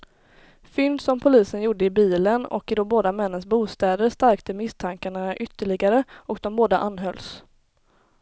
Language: Swedish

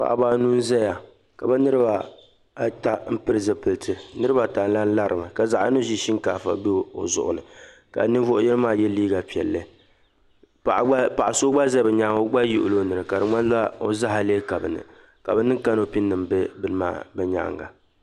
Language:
Dagbani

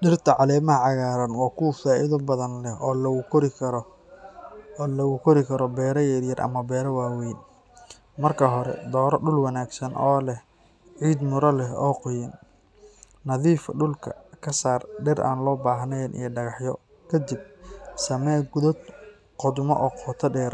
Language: Somali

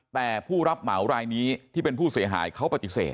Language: Thai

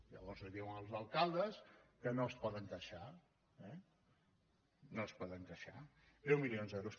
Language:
Catalan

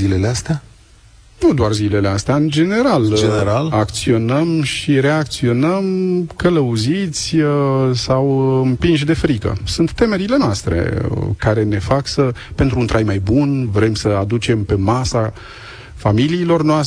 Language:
Romanian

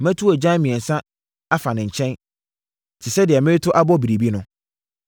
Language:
Akan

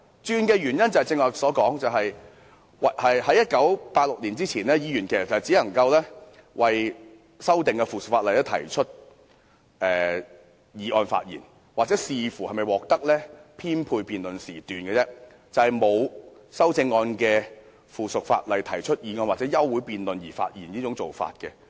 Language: Cantonese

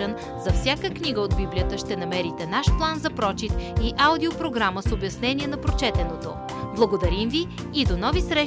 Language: Bulgarian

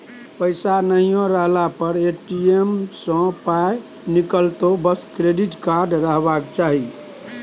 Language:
Maithili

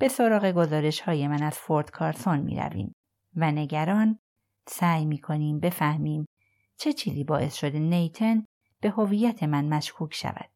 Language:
Persian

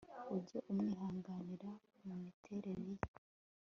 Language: Kinyarwanda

